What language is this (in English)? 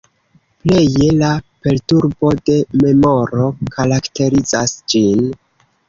Esperanto